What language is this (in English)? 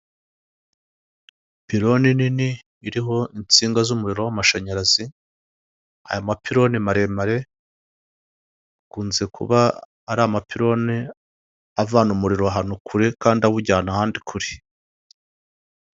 Kinyarwanda